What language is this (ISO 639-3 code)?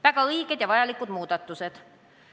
est